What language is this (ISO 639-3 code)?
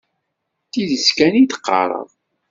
kab